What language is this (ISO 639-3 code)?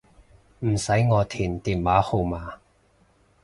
yue